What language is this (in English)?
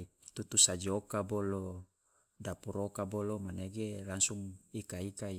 Loloda